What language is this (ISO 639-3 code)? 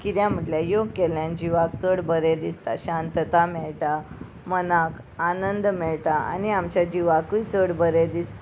kok